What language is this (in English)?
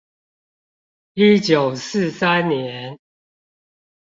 Chinese